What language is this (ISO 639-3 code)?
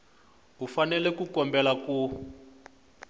tso